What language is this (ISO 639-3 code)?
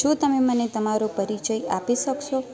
guj